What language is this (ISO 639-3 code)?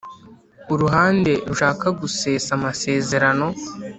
kin